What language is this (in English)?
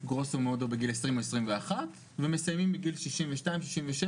Hebrew